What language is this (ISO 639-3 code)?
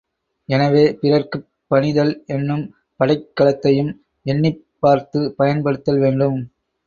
tam